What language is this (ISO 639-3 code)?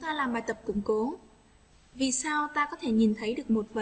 vie